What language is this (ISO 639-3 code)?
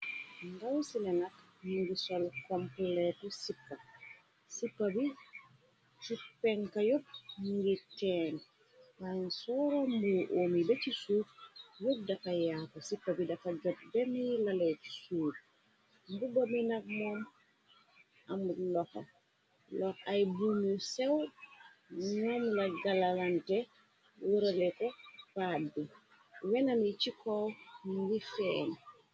wol